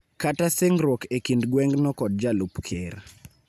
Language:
Luo (Kenya and Tanzania)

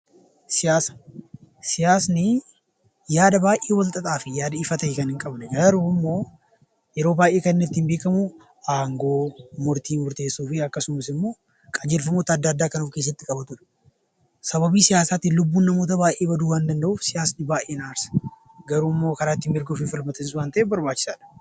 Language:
Oromo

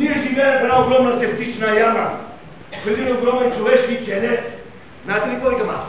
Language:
Bulgarian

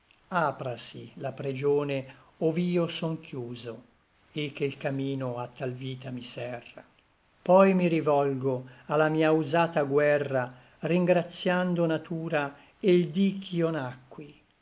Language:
Italian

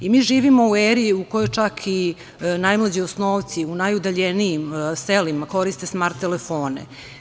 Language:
Serbian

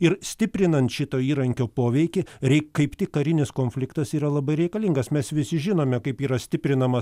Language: Lithuanian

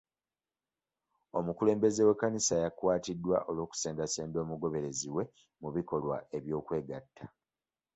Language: Ganda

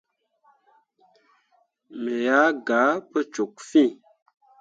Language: Mundang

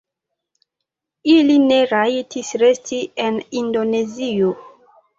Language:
Esperanto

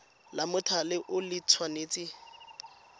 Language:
Tswana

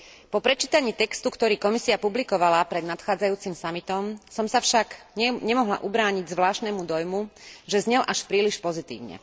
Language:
Slovak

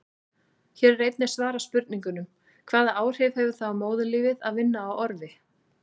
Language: Icelandic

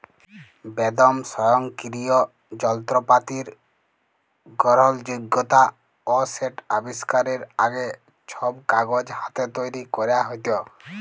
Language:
Bangla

